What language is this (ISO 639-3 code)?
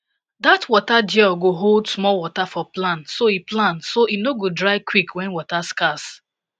pcm